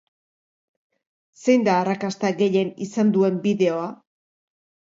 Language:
Basque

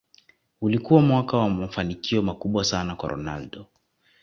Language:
Swahili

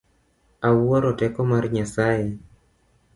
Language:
Luo (Kenya and Tanzania)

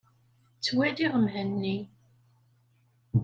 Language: Kabyle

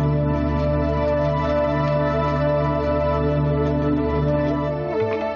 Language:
Hindi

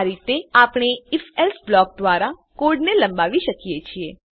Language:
Gujarati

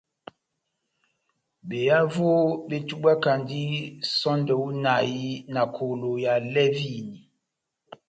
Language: Batanga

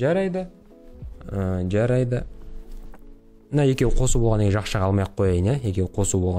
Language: Turkish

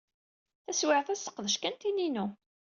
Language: Kabyle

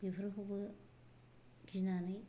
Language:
Bodo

